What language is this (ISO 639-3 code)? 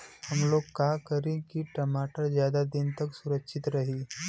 bho